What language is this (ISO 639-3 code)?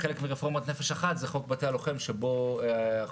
heb